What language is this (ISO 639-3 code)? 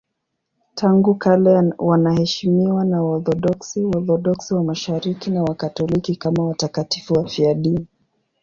swa